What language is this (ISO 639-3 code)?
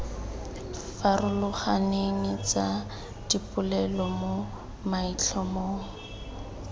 tsn